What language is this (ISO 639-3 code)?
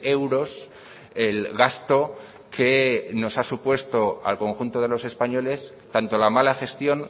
spa